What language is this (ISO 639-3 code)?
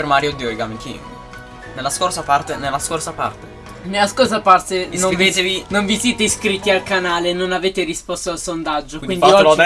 ita